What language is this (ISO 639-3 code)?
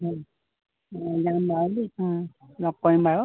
asm